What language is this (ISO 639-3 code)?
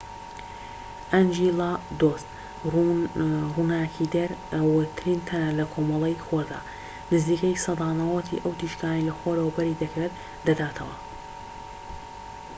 ckb